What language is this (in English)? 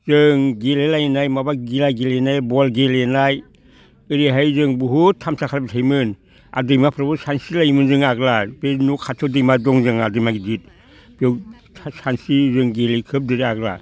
Bodo